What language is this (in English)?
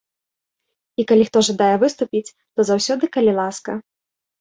Belarusian